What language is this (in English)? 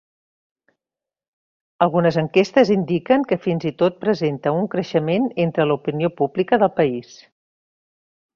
Catalan